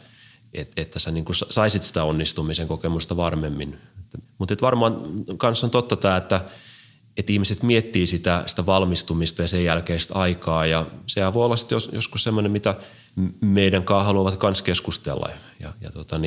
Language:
Finnish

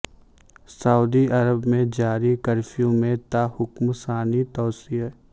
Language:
Urdu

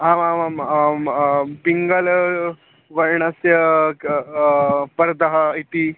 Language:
Sanskrit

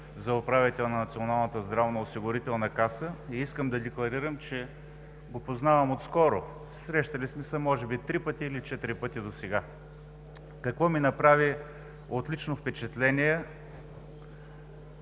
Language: Bulgarian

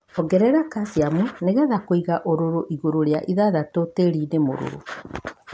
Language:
Kikuyu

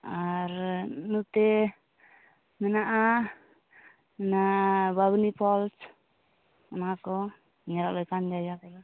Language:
Santali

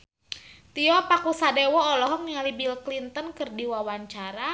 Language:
Sundanese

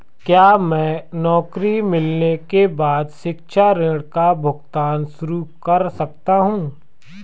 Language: Hindi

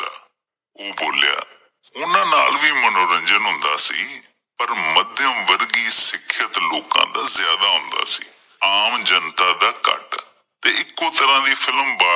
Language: Punjabi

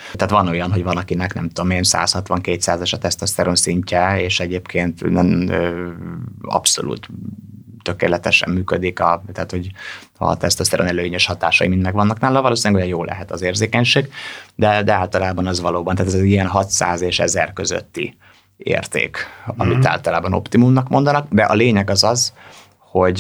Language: Hungarian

